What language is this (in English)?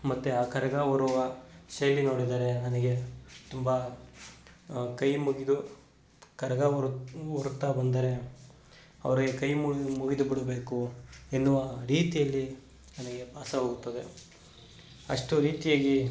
Kannada